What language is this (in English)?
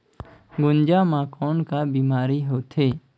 Chhattisgarhi